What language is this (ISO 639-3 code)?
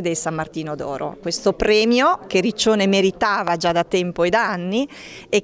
ita